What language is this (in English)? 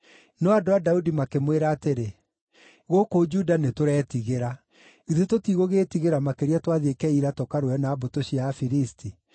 Kikuyu